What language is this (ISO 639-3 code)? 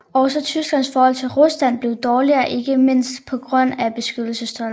dan